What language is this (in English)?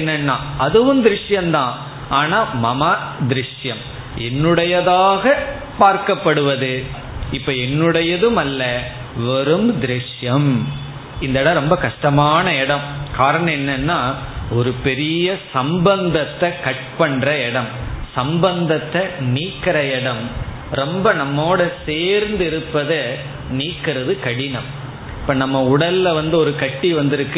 Tamil